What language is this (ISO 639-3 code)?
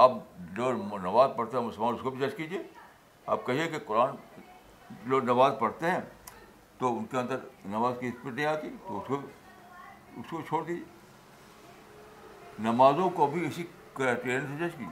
urd